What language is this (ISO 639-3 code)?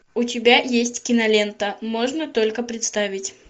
rus